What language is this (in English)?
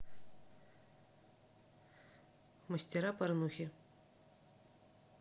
Russian